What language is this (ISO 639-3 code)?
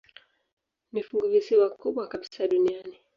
swa